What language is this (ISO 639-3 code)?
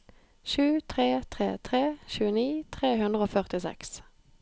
nor